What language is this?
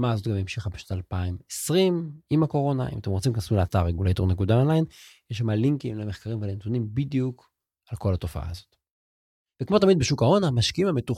Hebrew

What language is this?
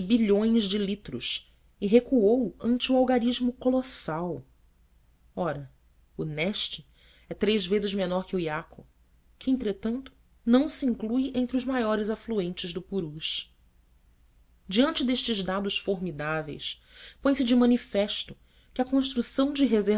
Portuguese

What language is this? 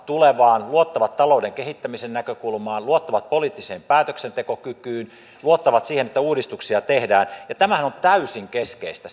Finnish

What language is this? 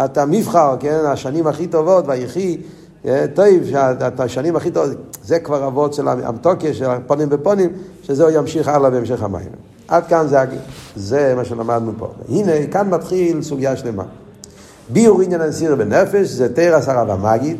Hebrew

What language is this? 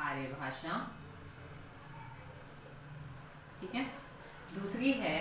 Hindi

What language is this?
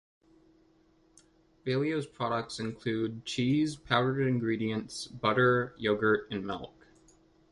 English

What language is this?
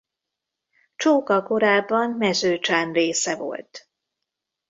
Hungarian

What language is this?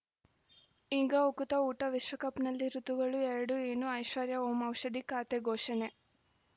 Kannada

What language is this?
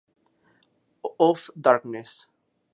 Spanish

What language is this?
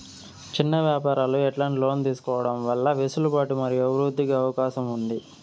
Telugu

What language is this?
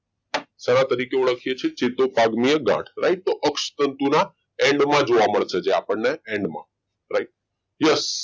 Gujarati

